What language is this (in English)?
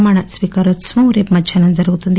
Telugu